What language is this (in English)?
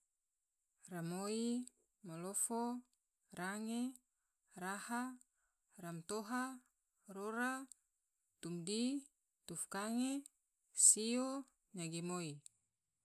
Tidore